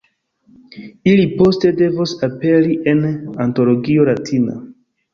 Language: Esperanto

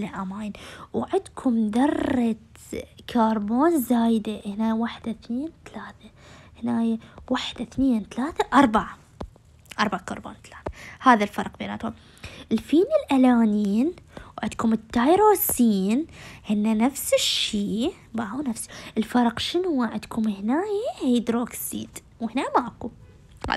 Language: Arabic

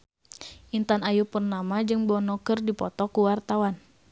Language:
Sundanese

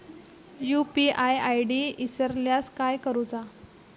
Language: Marathi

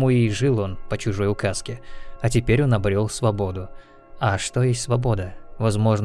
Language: Russian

